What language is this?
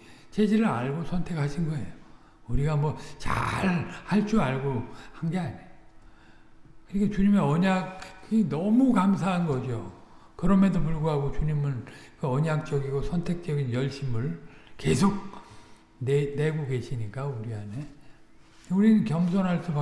Korean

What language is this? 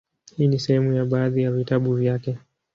Swahili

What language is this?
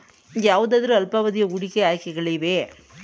Kannada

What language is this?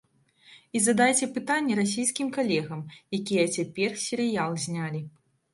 Belarusian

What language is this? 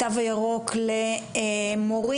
Hebrew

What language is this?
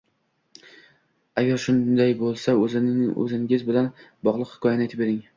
Uzbek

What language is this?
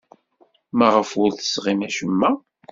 Kabyle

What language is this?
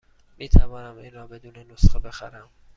Persian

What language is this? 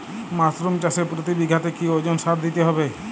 Bangla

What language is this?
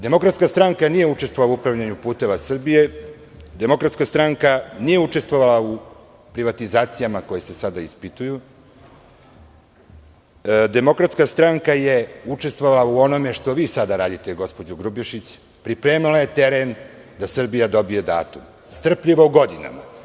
Serbian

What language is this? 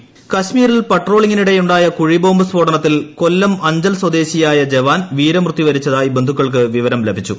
Malayalam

